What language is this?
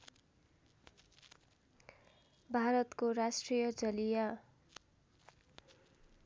Nepali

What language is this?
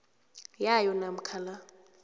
South Ndebele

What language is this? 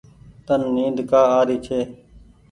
Goaria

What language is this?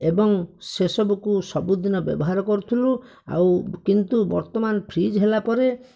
Odia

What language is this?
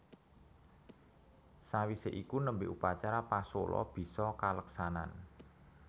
Javanese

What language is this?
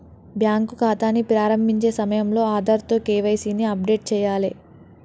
Telugu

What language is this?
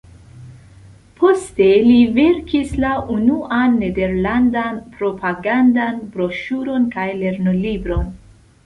Esperanto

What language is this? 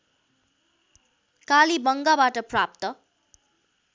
Nepali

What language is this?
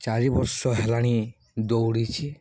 Odia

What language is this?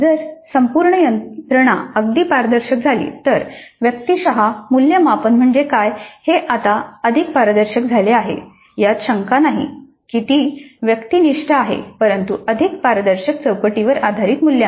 Marathi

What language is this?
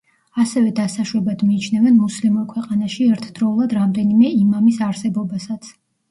Georgian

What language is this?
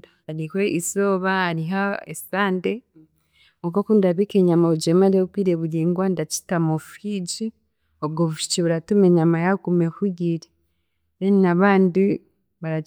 Chiga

